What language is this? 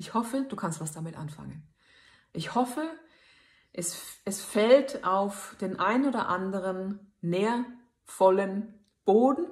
German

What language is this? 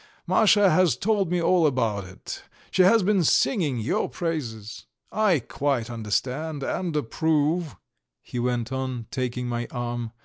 English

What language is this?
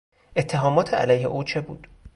Persian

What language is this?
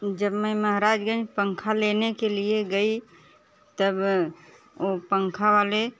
Hindi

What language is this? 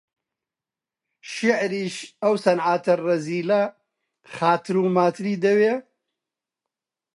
Central Kurdish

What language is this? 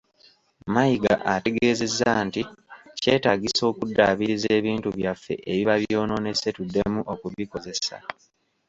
Ganda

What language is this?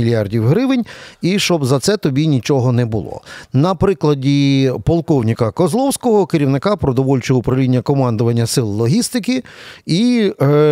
Ukrainian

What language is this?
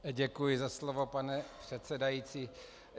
Czech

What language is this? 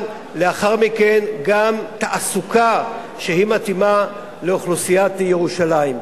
Hebrew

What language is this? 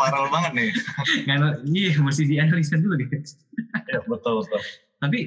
Indonesian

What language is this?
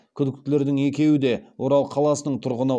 Kazakh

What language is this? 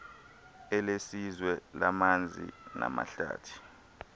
Xhosa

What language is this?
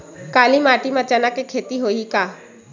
Chhattisgarhi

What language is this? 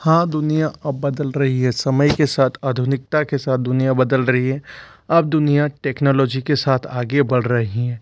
Hindi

